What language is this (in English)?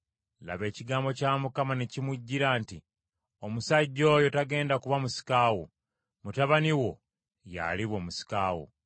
Ganda